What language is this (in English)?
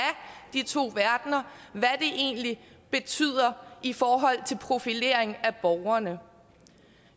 Danish